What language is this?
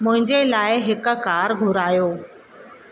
Sindhi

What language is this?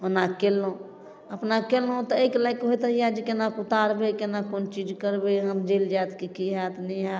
Maithili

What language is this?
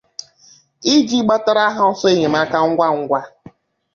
Igbo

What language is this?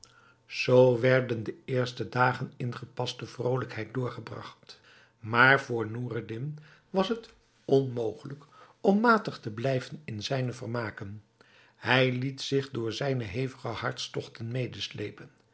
Dutch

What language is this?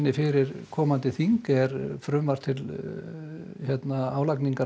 Icelandic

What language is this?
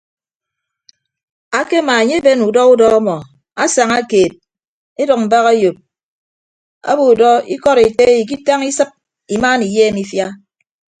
Ibibio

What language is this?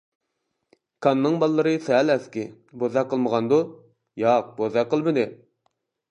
Uyghur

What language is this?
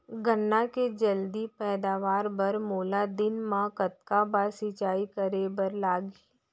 Chhattisgarhi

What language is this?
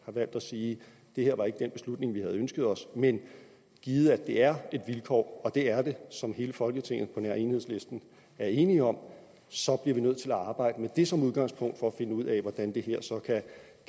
Danish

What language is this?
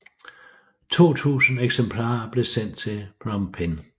Danish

